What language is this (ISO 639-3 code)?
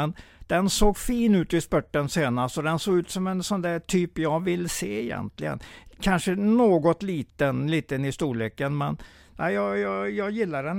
swe